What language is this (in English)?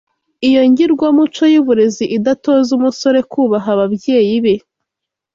Kinyarwanda